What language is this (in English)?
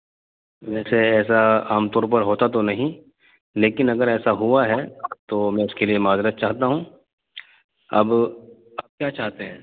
Urdu